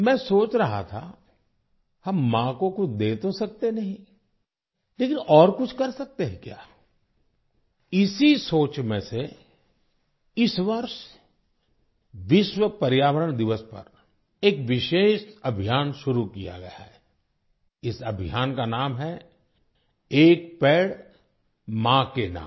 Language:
Hindi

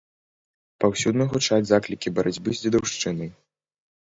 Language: Belarusian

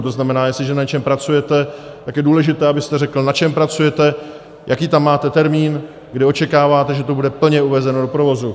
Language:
Czech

